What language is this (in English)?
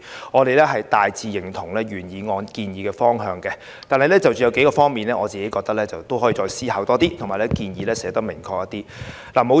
Cantonese